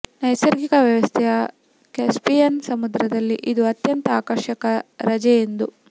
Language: Kannada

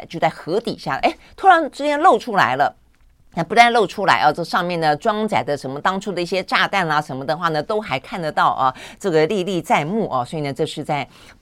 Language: Chinese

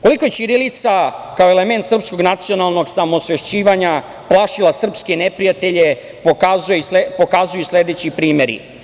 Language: Serbian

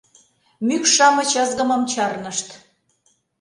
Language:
Mari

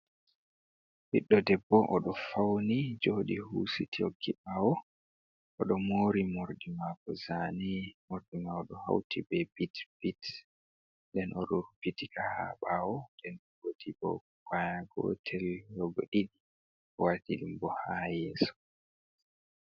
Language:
Fula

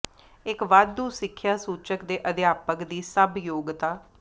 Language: Punjabi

